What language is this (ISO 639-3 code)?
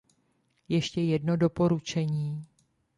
ces